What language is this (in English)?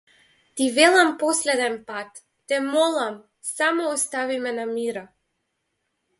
Macedonian